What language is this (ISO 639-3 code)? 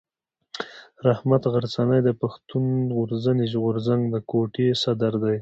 pus